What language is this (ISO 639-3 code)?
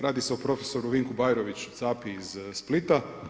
hrv